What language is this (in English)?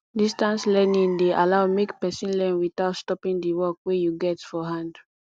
Nigerian Pidgin